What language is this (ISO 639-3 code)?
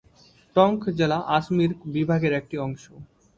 ben